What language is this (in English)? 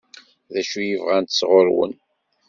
Kabyle